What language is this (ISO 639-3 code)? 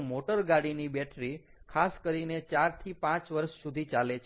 guj